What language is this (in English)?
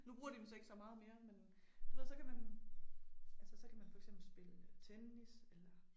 Danish